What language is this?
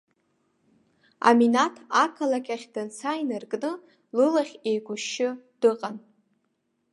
Abkhazian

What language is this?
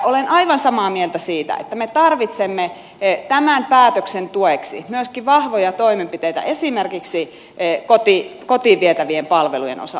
Finnish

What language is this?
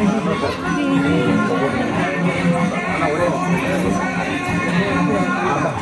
Tamil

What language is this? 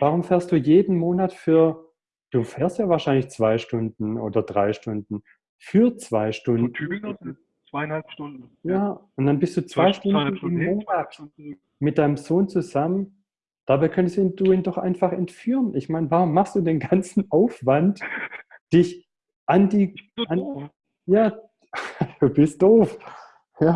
German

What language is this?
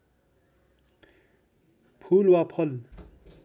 Nepali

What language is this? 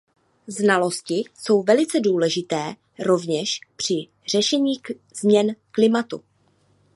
Czech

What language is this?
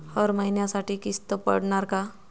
Marathi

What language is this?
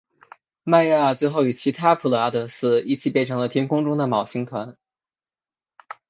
Chinese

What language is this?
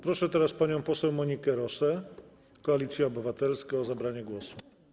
Polish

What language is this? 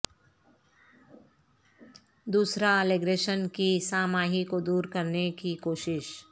Urdu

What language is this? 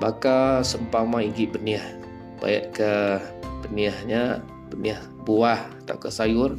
Malay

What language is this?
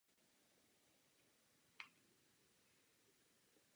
Czech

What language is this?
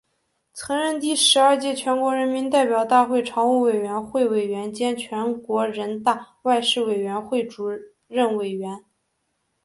Chinese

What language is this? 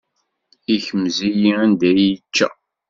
Kabyle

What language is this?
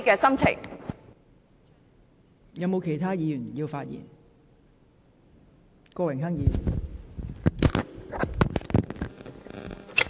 Cantonese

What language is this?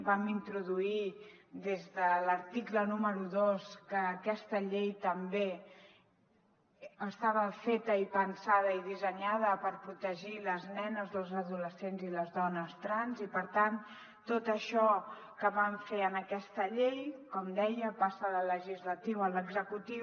Catalan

